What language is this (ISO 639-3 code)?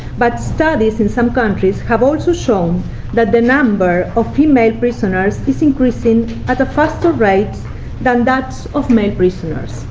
eng